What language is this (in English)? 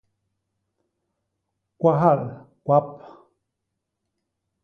Basaa